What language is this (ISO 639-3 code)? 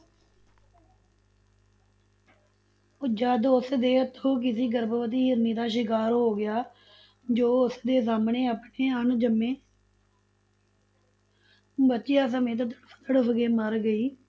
pan